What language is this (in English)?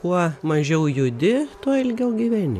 Lithuanian